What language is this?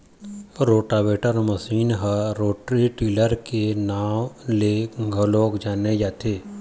Chhattisgarhi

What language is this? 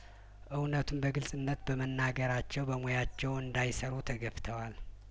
Amharic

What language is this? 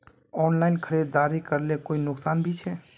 Magahi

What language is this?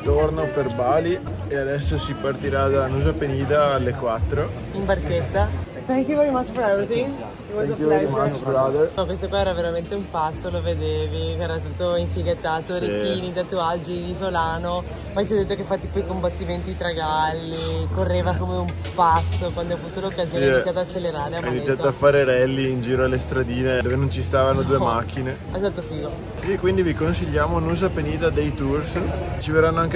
Italian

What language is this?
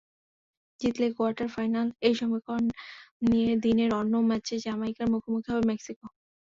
Bangla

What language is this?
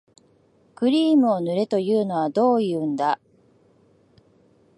Japanese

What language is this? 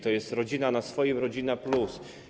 Polish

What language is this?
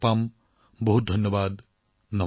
Assamese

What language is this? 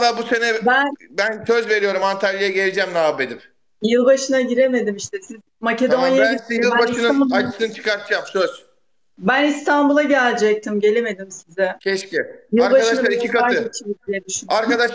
Turkish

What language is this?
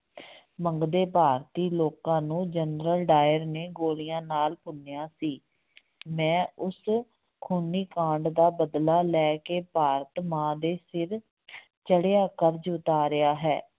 Punjabi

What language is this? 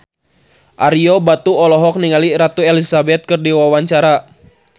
Sundanese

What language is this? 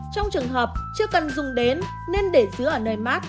Vietnamese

